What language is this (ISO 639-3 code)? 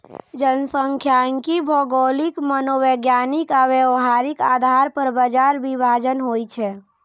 mai